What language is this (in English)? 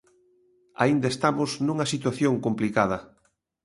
Galician